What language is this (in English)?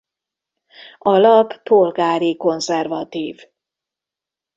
Hungarian